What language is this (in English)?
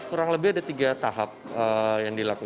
Indonesian